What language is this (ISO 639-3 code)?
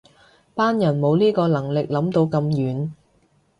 yue